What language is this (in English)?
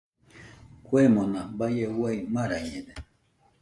Nüpode Huitoto